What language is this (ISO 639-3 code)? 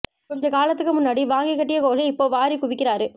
tam